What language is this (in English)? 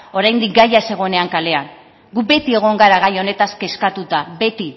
Basque